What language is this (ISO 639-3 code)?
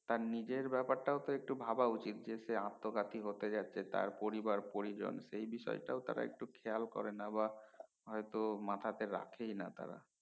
ben